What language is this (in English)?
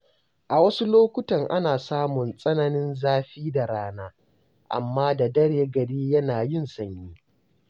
Hausa